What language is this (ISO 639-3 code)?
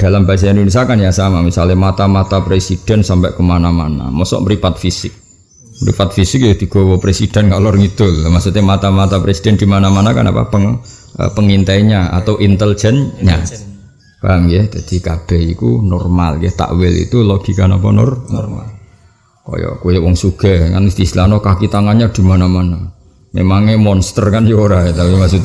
ind